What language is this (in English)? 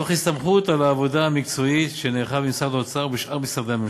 Hebrew